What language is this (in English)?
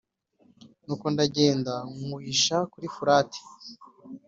Kinyarwanda